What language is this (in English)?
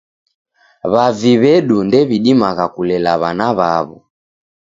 Taita